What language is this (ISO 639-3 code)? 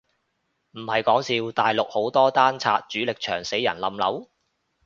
yue